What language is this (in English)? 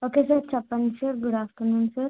Telugu